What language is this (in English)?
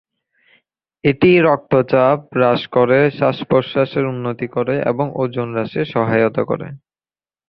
Bangla